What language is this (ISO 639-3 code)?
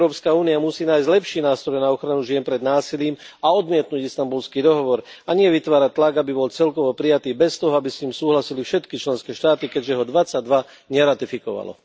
slk